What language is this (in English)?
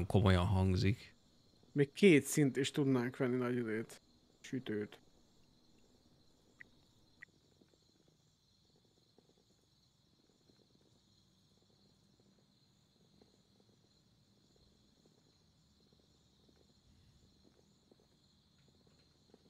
Hungarian